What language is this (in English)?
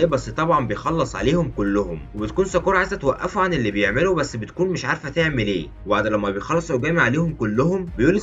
Arabic